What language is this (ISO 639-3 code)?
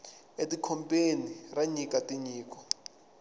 tso